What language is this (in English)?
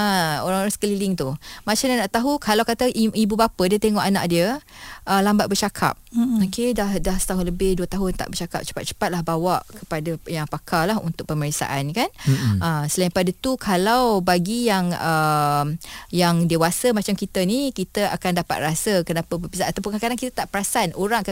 Malay